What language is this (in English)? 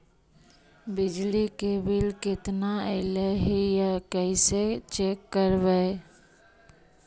Magahi